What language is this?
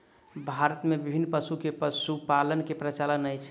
Maithili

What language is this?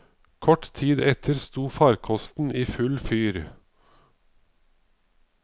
Norwegian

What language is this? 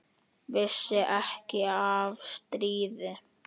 Icelandic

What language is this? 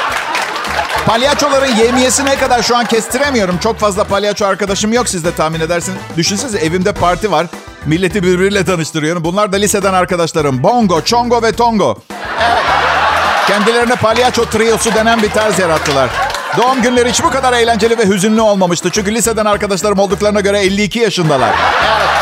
Turkish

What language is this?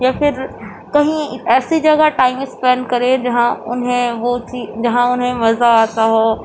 Urdu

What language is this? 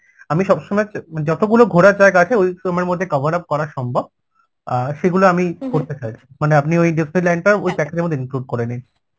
Bangla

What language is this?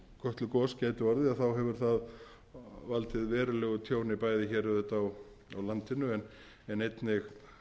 Icelandic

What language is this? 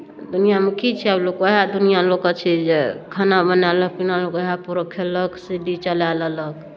Maithili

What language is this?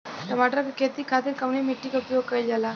Bhojpuri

